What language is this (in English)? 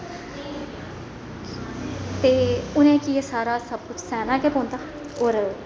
Dogri